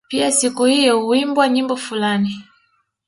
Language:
Swahili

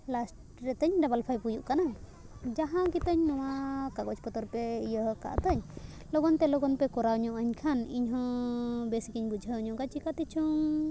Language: Santali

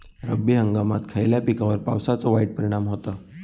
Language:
Marathi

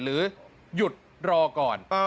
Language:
Thai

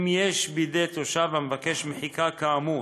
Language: Hebrew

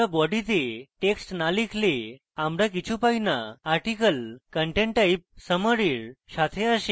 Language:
Bangla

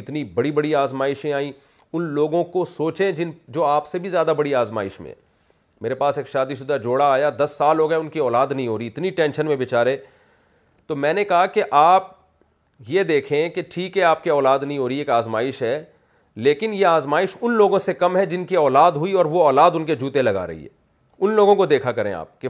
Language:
Urdu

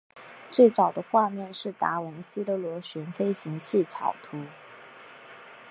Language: Chinese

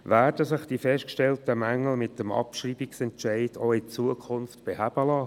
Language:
Swiss German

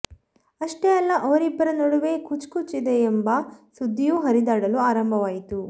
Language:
Kannada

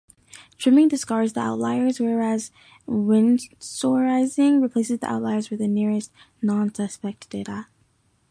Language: English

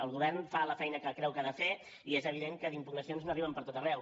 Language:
Catalan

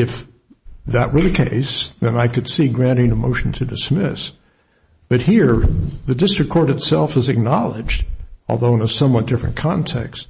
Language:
English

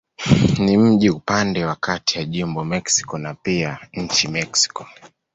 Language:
Swahili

